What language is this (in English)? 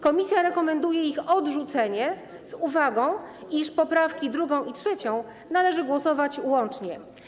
Polish